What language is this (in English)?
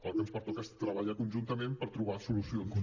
Catalan